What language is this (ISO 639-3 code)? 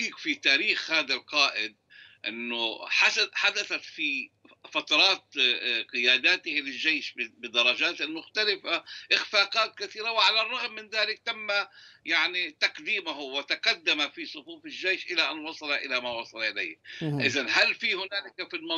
ara